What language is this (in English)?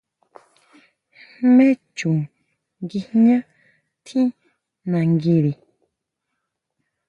Huautla Mazatec